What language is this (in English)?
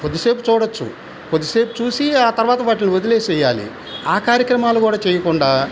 Telugu